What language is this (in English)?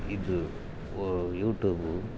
Kannada